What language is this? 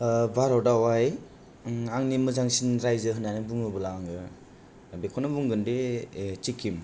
Bodo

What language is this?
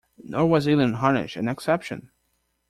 English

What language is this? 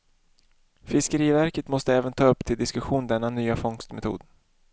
Swedish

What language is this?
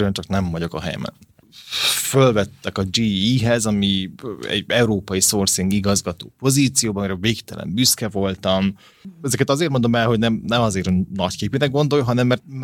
Hungarian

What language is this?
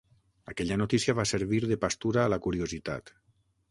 Catalan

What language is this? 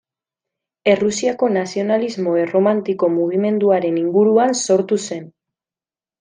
Basque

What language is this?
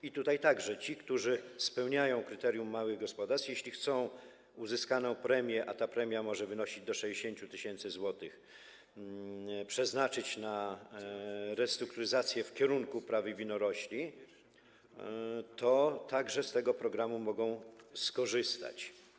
Polish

